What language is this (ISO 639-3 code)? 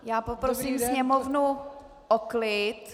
ces